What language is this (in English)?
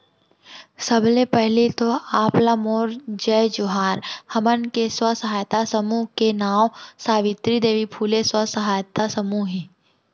Chhattisgarhi